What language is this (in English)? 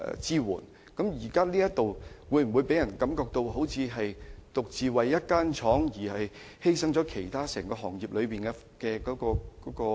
Cantonese